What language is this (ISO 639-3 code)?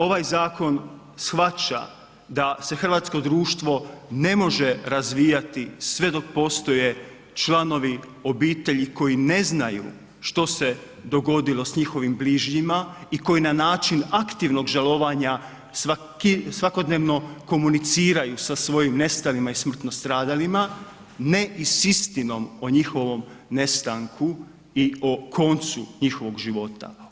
hrv